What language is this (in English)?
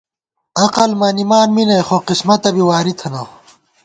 Gawar-Bati